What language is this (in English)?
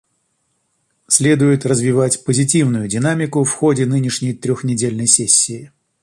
Russian